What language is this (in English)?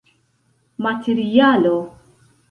Esperanto